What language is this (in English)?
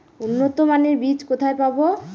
Bangla